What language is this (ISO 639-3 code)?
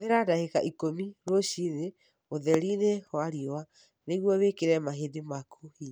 kik